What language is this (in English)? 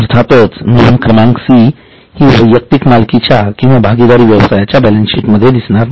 Marathi